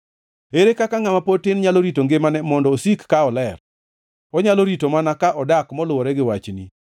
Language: Luo (Kenya and Tanzania)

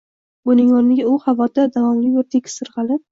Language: Uzbek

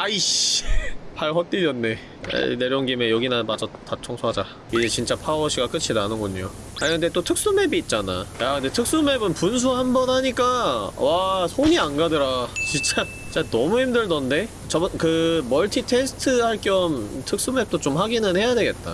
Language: Korean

